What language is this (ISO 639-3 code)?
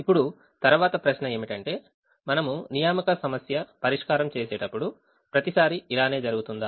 tel